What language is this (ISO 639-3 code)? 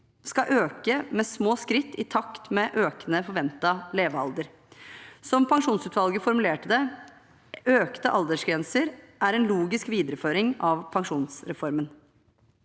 nor